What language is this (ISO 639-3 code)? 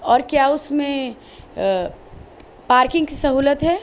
urd